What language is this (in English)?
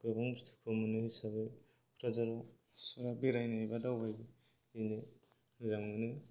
Bodo